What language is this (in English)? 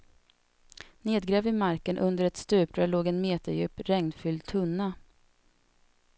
Swedish